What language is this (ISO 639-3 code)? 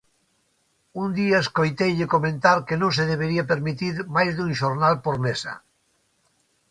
glg